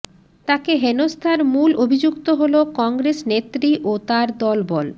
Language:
Bangla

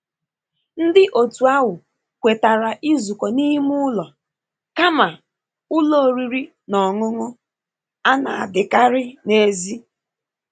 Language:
Igbo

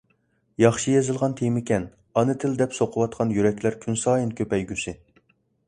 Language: Uyghur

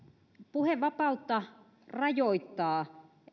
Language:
Finnish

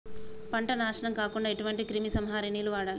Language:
Telugu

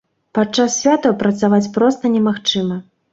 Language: Belarusian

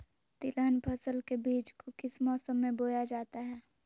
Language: Magahi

